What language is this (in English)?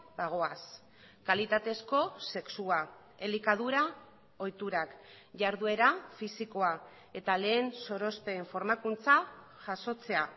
Basque